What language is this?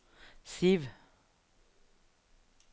Norwegian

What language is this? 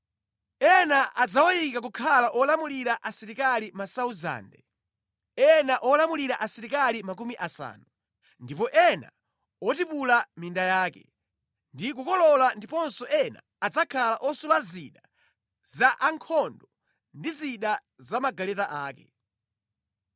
Nyanja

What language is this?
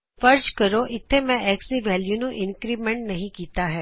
Punjabi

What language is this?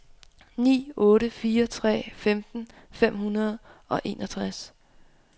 Danish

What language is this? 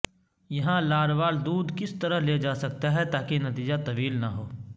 Urdu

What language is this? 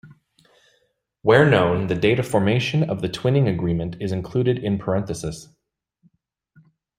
English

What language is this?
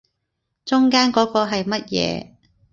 Cantonese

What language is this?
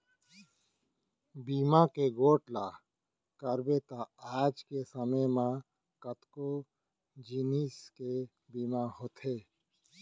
Chhattisgarhi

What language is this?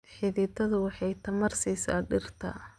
Somali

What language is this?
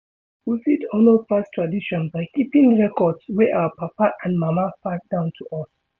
Nigerian Pidgin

